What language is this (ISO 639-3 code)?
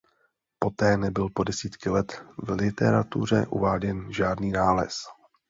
ces